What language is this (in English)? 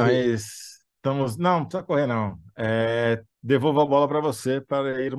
Portuguese